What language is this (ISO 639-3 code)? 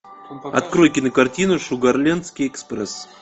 rus